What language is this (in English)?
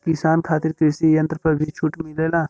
Bhojpuri